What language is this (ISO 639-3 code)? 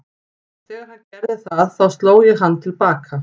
isl